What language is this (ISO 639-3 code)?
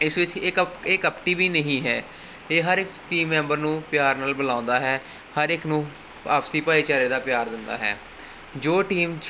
pan